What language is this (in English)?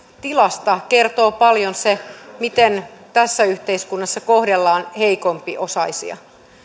Finnish